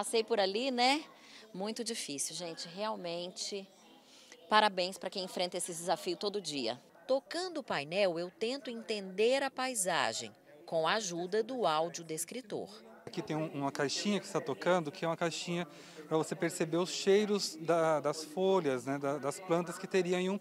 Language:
Portuguese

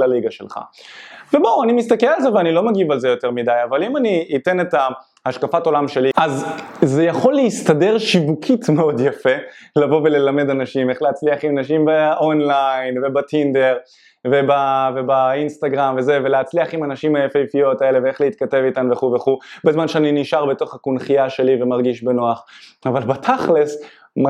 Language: Hebrew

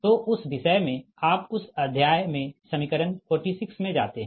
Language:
Hindi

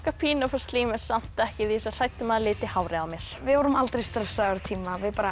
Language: Icelandic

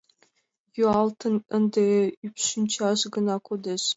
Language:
Mari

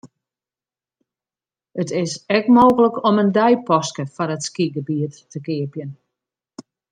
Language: Western Frisian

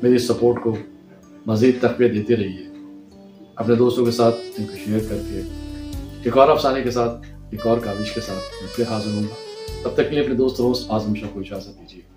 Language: Urdu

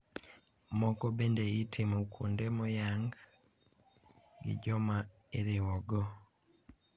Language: Luo (Kenya and Tanzania)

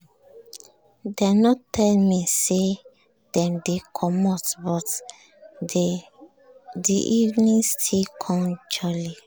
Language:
Nigerian Pidgin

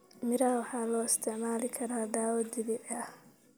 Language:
Somali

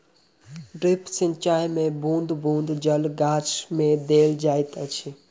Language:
Maithili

